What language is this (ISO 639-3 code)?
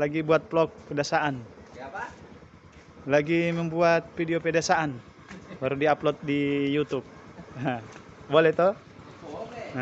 ind